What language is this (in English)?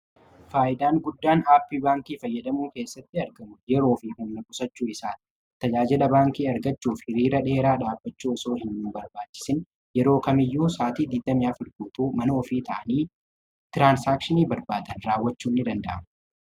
Oromo